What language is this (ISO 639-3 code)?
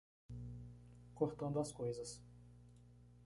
por